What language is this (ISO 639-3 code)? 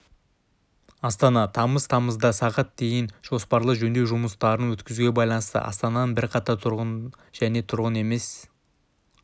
kaz